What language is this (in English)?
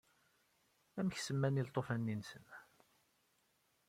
Kabyle